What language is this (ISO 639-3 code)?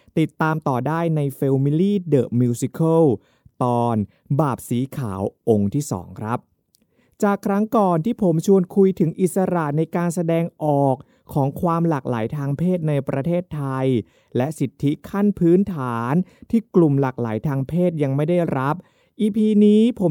tha